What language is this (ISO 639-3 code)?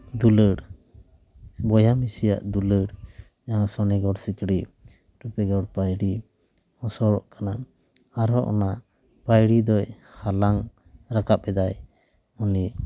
sat